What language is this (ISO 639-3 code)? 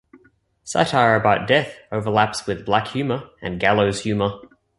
eng